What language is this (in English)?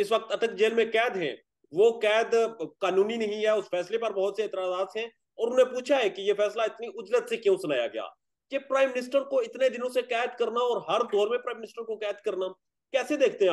Hindi